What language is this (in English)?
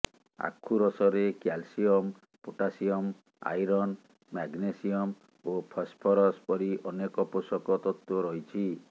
Odia